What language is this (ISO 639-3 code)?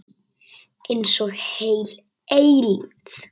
isl